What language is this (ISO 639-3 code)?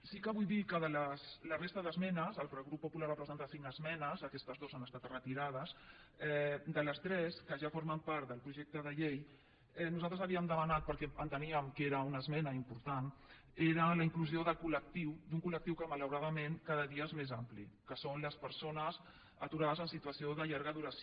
cat